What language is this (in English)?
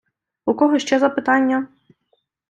Ukrainian